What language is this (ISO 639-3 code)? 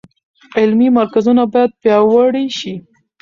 pus